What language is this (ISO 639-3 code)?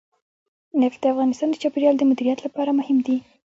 pus